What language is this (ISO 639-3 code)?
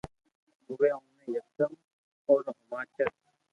lrk